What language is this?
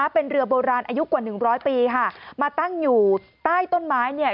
Thai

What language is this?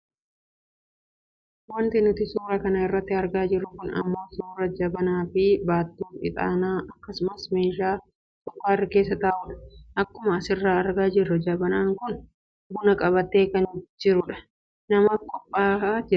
Oromo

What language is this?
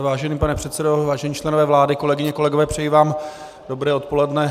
Czech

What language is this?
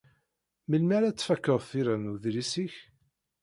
Kabyle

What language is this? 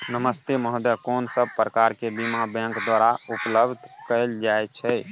Maithili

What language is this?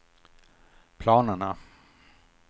Swedish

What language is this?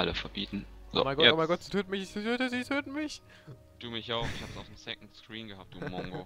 German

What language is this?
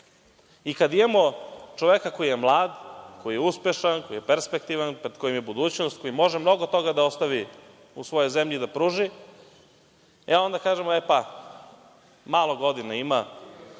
Serbian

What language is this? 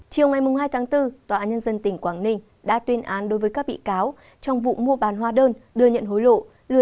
Vietnamese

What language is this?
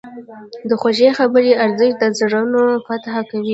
Pashto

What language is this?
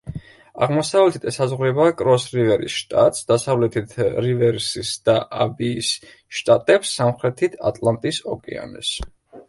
Georgian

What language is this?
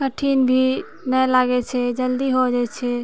Maithili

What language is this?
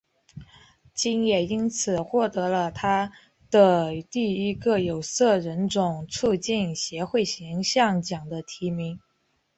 Chinese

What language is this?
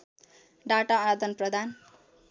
Nepali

